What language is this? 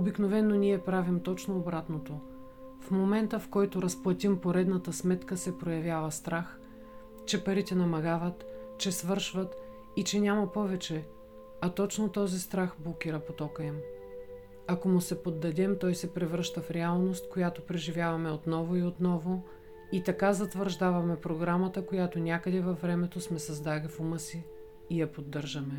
Bulgarian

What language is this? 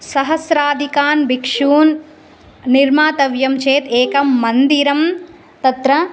Sanskrit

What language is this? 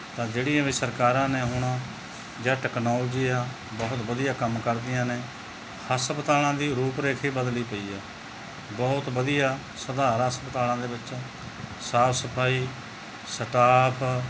Punjabi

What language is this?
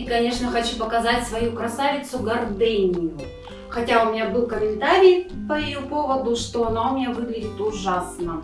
Russian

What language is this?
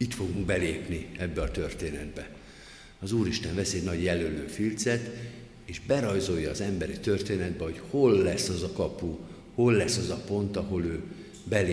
Hungarian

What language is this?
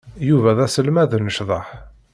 Kabyle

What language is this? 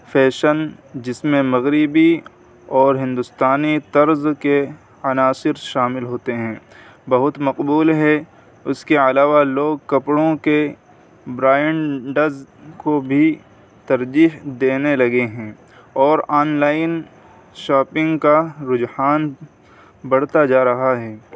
Urdu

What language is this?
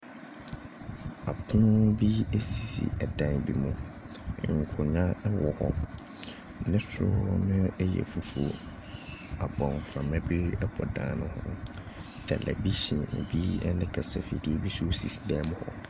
Akan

